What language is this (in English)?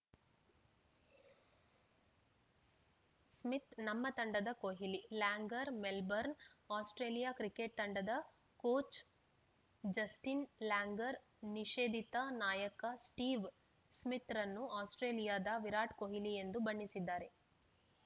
Kannada